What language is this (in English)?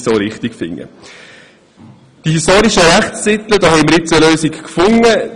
Swiss German